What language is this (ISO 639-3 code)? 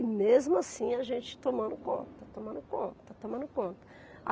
por